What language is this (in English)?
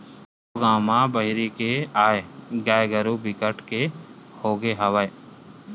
Chhattisgarhi